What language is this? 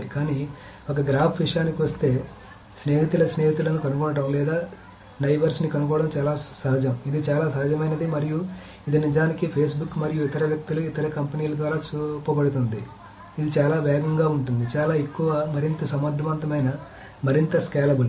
Telugu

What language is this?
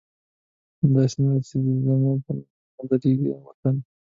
Pashto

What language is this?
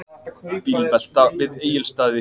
Icelandic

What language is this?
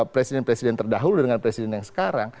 Indonesian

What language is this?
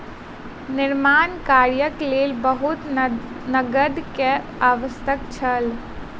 Maithili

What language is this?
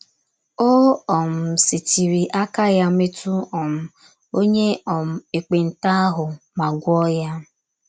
Igbo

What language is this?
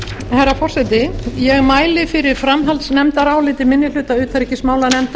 Icelandic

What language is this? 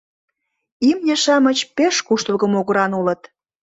Mari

